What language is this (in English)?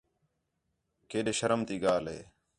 Khetrani